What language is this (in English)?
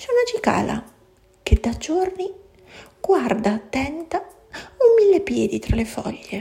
Italian